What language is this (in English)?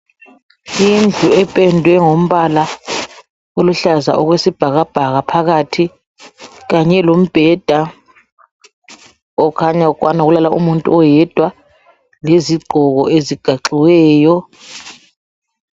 North Ndebele